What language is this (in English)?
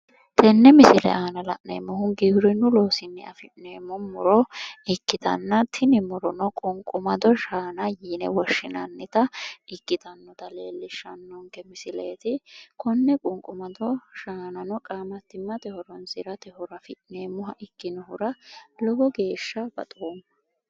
Sidamo